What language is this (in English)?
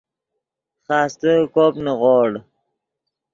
Yidgha